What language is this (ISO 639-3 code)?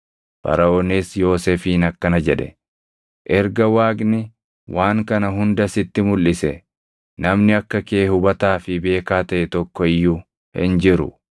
orm